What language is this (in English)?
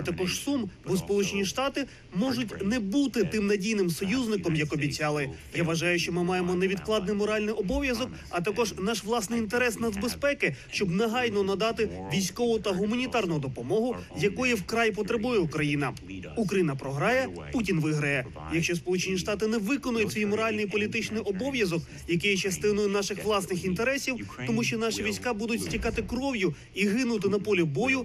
Ukrainian